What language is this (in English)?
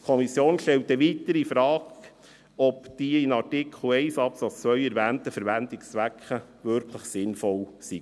Swiss German